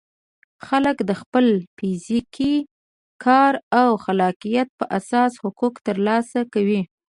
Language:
Pashto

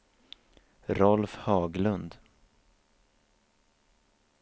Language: Swedish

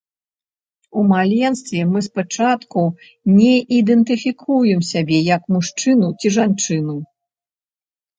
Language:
Belarusian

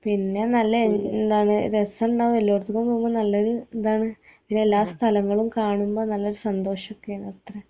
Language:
Malayalam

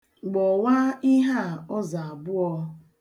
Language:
Igbo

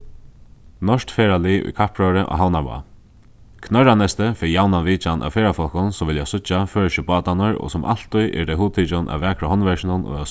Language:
Faroese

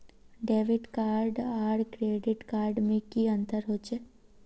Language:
Magahi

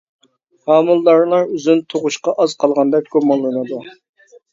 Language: Uyghur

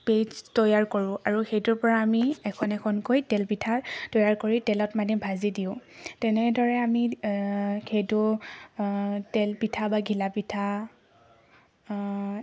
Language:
Assamese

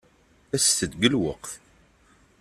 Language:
Kabyle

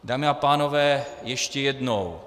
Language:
Czech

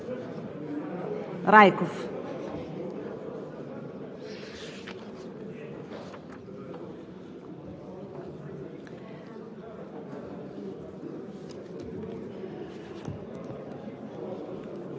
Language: Bulgarian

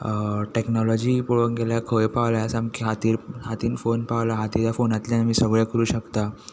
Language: Konkani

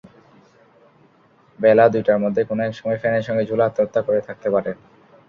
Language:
Bangla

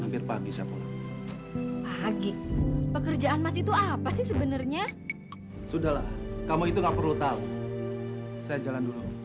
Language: Indonesian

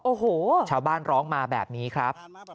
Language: Thai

